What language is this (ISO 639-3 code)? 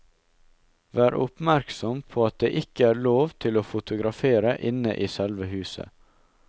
nor